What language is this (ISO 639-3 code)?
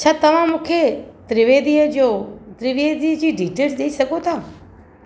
snd